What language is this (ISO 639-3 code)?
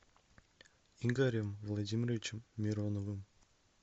rus